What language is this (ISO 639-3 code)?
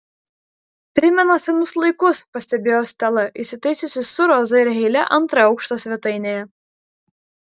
lit